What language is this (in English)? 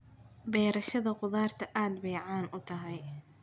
Somali